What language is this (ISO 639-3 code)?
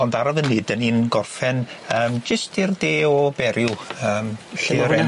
cym